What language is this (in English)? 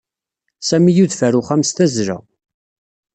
Kabyle